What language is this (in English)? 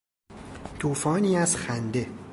Persian